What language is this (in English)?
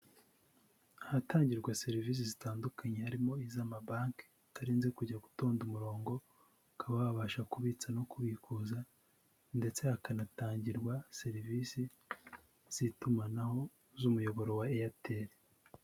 Kinyarwanda